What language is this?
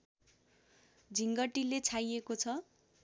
Nepali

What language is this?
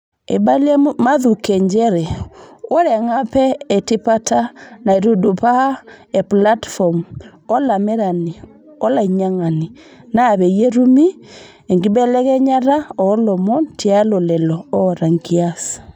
Masai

